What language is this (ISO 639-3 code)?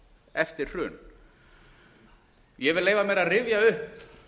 isl